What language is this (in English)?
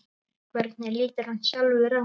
Icelandic